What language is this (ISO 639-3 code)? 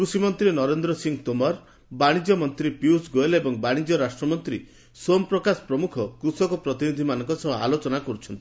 ori